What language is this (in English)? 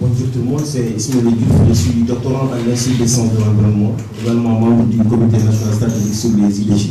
French